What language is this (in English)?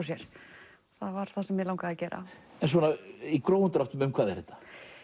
Icelandic